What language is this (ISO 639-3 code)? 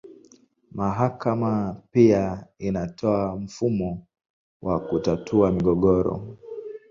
swa